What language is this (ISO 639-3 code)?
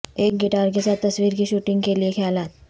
urd